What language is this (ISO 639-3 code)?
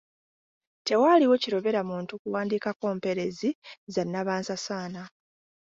lug